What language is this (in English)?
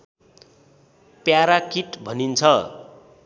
Nepali